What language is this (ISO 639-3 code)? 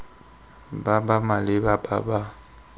tsn